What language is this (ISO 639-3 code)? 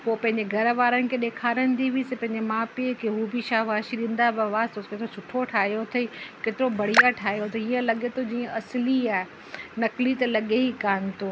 snd